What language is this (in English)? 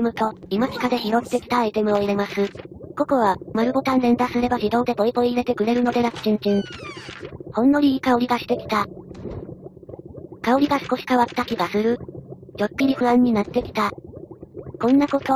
Japanese